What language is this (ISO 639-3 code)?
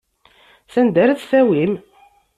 kab